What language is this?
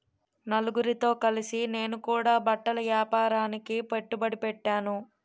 Telugu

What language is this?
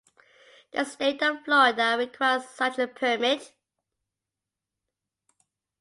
English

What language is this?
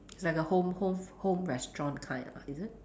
English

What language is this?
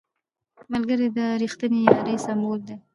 Pashto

